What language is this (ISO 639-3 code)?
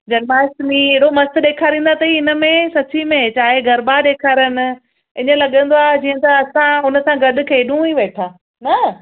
snd